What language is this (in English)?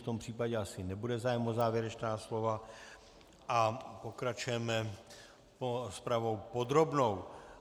Czech